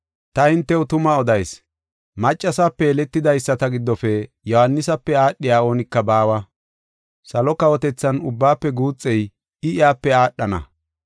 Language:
Gofa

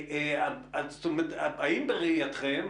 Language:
Hebrew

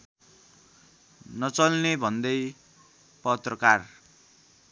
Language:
Nepali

